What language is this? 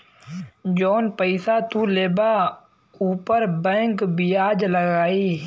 Bhojpuri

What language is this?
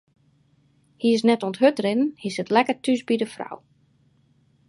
Western Frisian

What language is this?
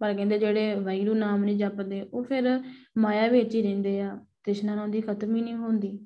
Punjabi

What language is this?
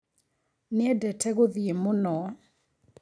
Kikuyu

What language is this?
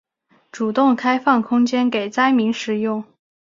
Chinese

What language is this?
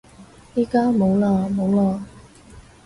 Cantonese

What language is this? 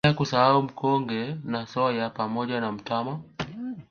Swahili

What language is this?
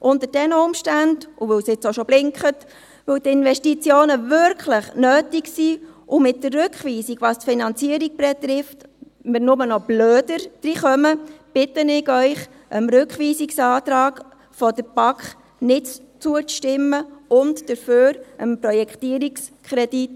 Swiss German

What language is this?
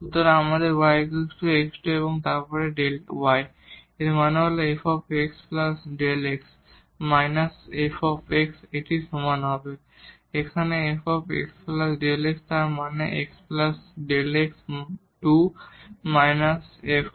Bangla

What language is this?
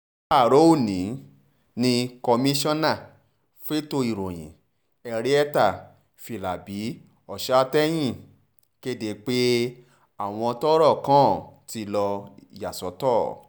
Yoruba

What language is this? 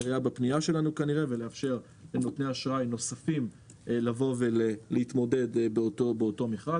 Hebrew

